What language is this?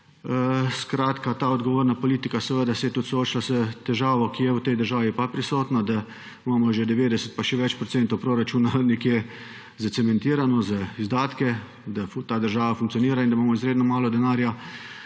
Slovenian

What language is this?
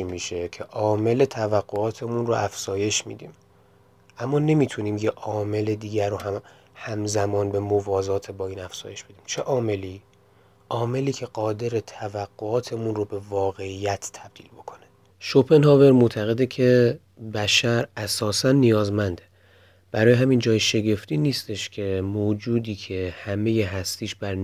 Persian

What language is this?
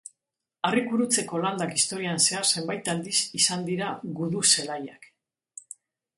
Basque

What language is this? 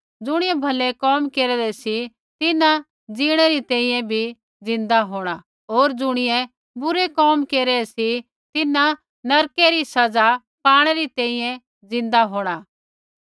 Kullu Pahari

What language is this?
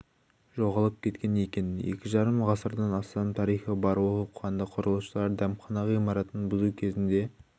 Kazakh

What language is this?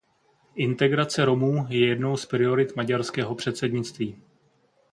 Czech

